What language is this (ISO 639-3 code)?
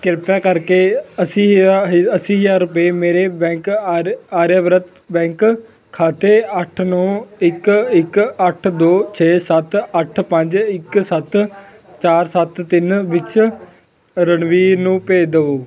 pan